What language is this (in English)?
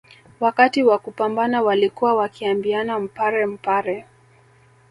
Swahili